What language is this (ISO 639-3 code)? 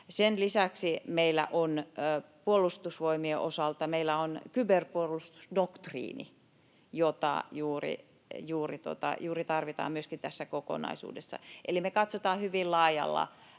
fin